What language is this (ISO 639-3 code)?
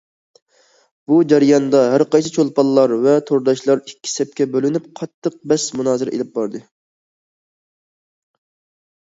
uig